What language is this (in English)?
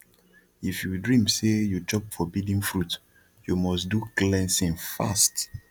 Nigerian Pidgin